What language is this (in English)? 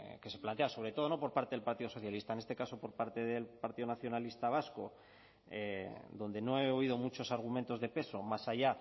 Spanish